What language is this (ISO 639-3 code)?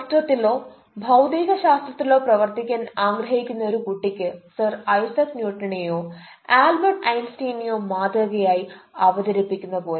mal